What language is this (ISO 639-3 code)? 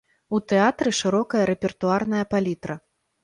bel